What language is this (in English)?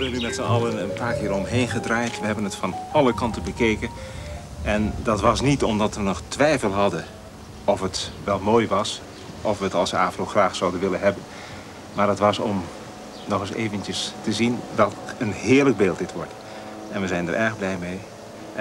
Dutch